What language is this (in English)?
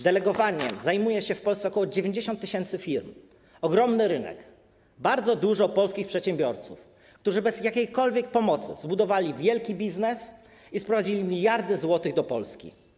Polish